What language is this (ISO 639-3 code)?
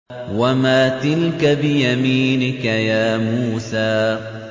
ara